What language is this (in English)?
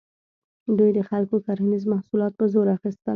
Pashto